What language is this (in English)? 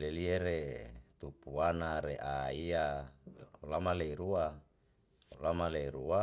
Yalahatan